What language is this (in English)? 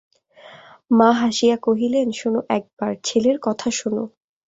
Bangla